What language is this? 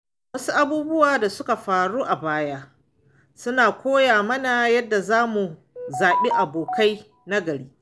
Hausa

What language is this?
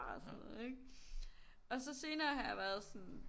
Danish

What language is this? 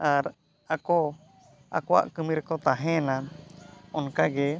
Santali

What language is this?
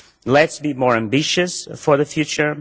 English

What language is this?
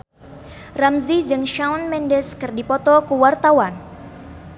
Sundanese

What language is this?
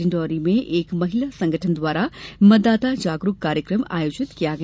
Hindi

